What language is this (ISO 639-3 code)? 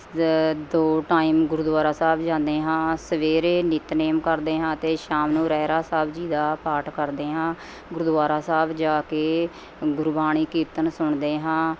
pan